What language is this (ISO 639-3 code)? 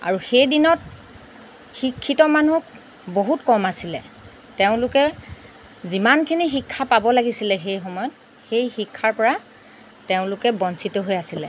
asm